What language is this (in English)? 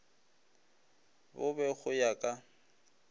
Northern Sotho